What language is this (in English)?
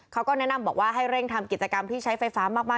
Thai